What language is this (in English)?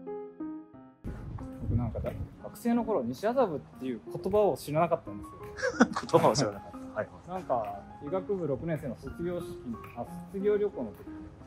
Japanese